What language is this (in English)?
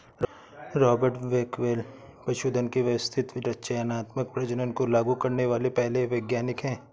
Hindi